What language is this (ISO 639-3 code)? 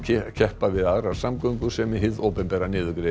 isl